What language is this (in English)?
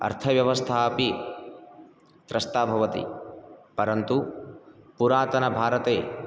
Sanskrit